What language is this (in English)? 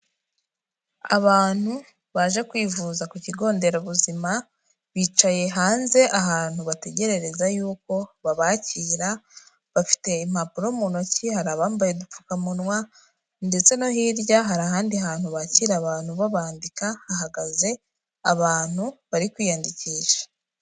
Kinyarwanda